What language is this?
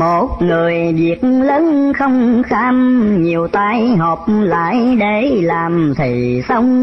Vietnamese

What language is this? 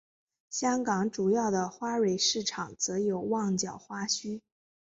Chinese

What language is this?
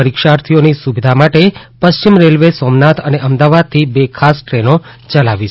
Gujarati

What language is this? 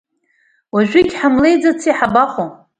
Abkhazian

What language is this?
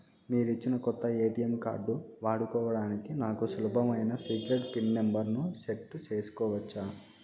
Telugu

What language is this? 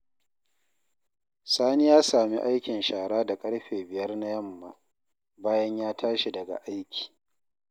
Hausa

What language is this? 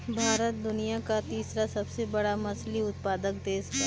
Bhojpuri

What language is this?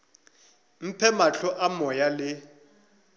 Northern Sotho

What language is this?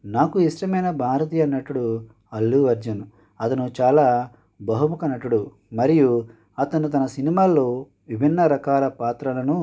Telugu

